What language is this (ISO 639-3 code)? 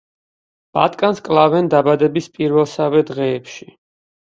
kat